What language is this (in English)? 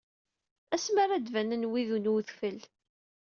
Kabyle